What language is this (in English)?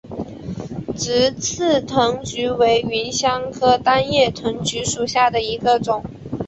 Chinese